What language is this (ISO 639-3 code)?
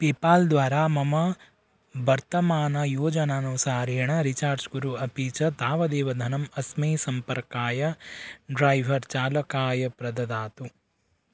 san